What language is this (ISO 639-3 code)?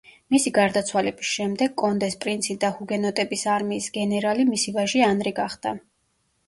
kat